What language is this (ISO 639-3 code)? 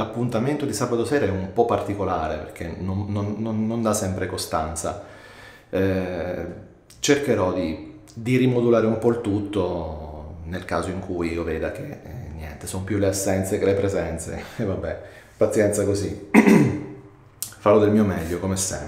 ita